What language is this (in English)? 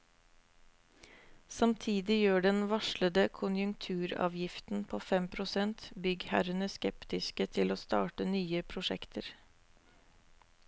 Norwegian